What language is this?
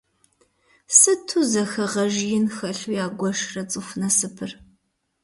Kabardian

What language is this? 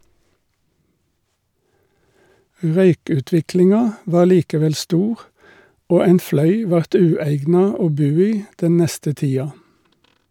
Norwegian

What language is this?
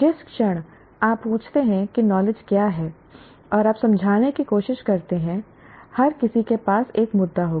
Hindi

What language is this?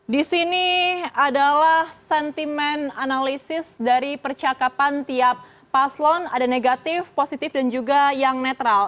Indonesian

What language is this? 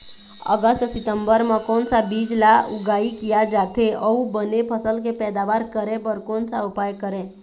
Chhattisgarhi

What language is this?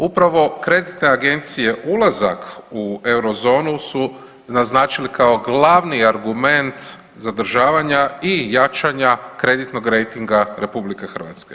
Croatian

